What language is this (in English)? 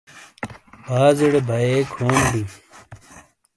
Shina